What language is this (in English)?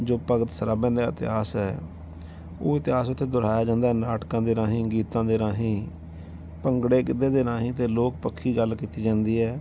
Punjabi